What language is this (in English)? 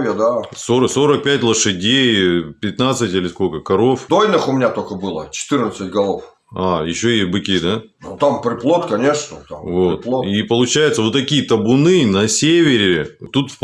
Russian